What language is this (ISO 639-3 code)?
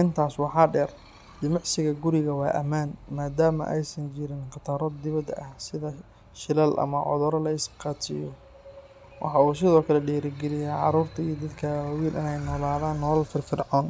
som